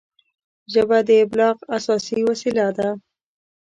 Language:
Pashto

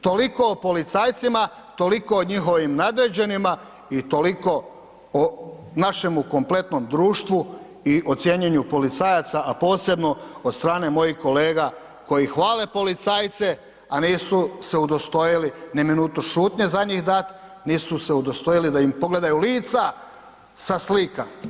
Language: Croatian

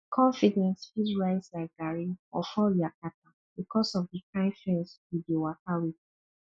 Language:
Nigerian Pidgin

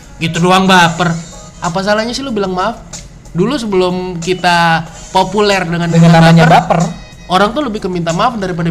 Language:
Indonesian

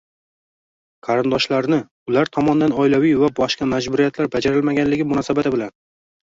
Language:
Uzbek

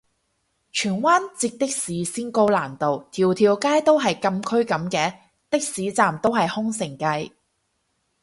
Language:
Cantonese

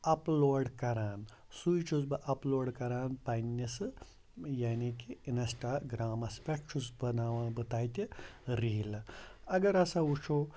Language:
Kashmiri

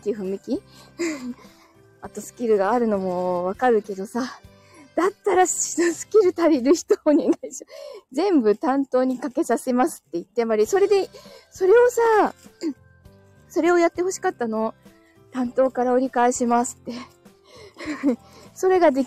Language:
Japanese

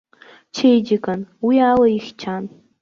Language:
Abkhazian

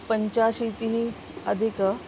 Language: Sanskrit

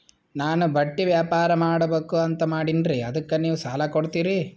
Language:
Kannada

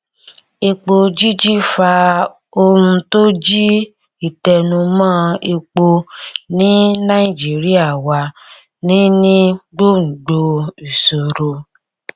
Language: Yoruba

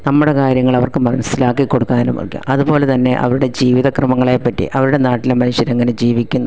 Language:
Malayalam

